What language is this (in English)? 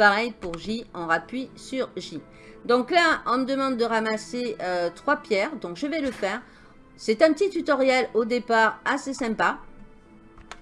French